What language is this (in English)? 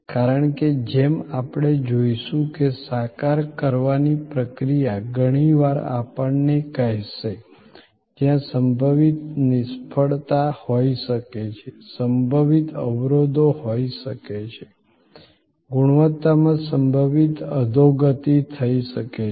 Gujarati